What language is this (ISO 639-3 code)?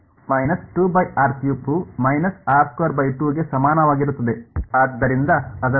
kan